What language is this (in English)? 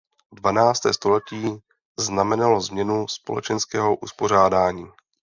Czech